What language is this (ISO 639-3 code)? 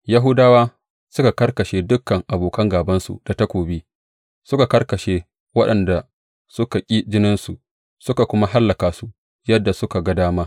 hau